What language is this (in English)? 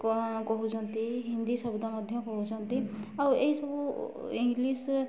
Odia